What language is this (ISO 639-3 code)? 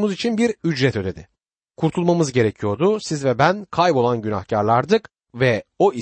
tur